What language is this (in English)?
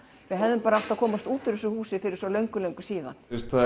Icelandic